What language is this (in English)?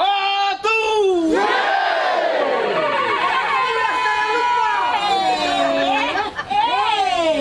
Indonesian